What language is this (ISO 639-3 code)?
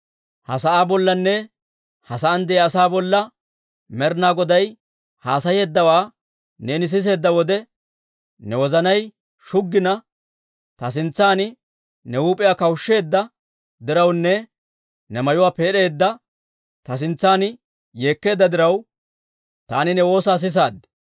dwr